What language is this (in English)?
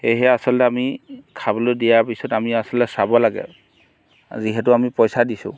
Assamese